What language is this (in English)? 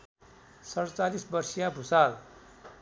Nepali